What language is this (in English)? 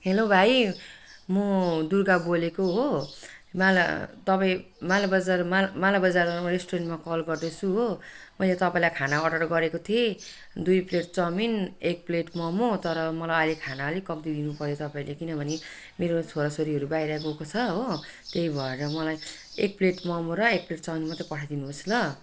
Nepali